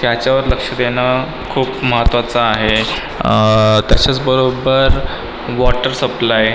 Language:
Marathi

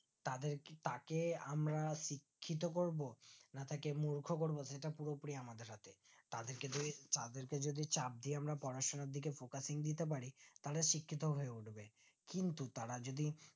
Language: Bangla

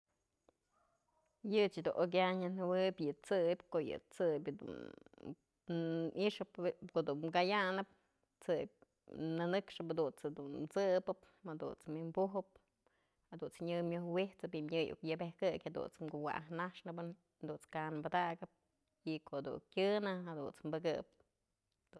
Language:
Mazatlán Mixe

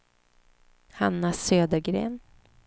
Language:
Swedish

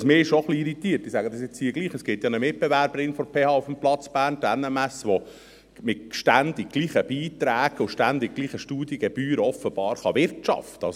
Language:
Swiss German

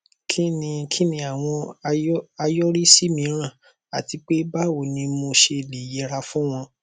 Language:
Yoruba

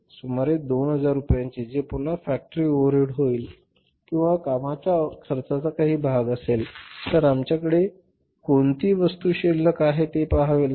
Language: Marathi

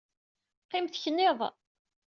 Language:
Kabyle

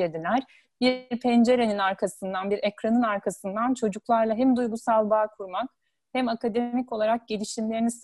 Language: Turkish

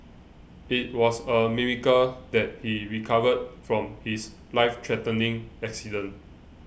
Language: English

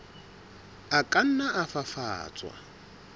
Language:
Southern Sotho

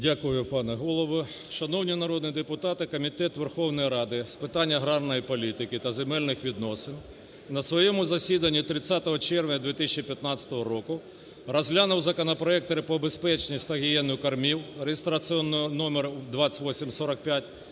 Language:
Ukrainian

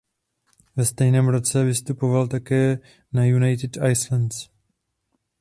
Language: Czech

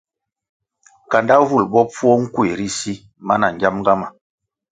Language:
Kwasio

